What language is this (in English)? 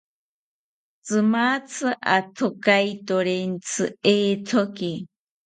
South Ucayali Ashéninka